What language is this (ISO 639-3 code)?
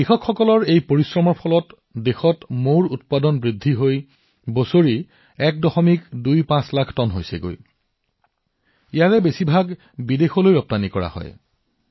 asm